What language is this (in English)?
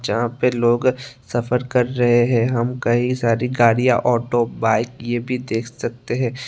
Hindi